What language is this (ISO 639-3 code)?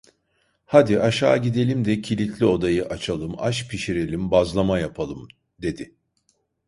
tur